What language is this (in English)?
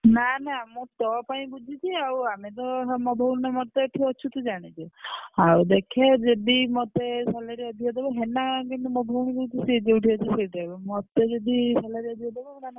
Odia